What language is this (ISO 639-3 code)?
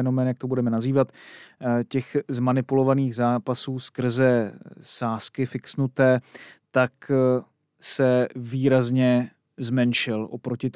ces